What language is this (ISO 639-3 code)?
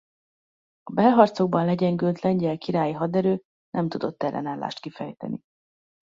hun